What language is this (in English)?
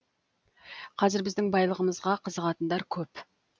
Kazakh